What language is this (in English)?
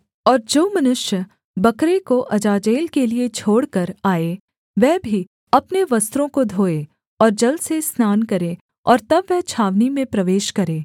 Hindi